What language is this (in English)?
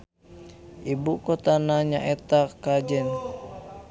Sundanese